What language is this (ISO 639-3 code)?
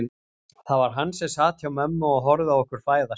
isl